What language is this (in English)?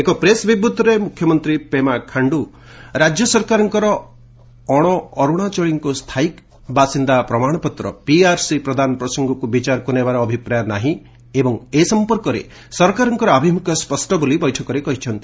Odia